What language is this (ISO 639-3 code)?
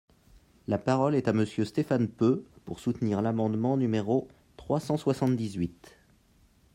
fra